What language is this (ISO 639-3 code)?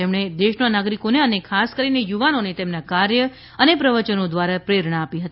guj